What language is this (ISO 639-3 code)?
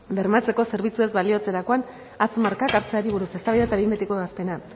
eus